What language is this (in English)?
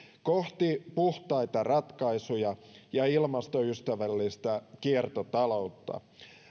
Finnish